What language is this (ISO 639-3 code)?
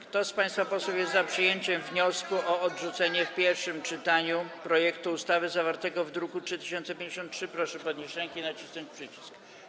pol